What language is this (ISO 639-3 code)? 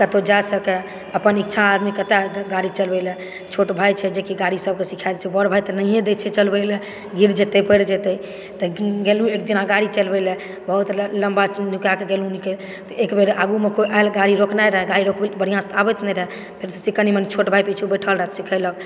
mai